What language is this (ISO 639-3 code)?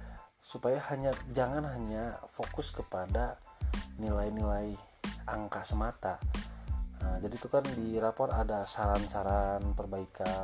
ind